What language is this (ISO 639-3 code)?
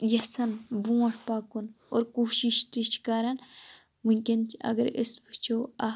kas